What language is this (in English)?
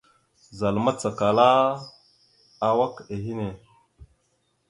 Mada (Cameroon)